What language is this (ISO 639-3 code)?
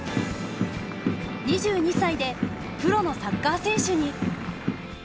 jpn